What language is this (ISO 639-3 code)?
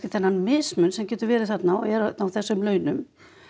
isl